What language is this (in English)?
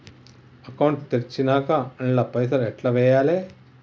Telugu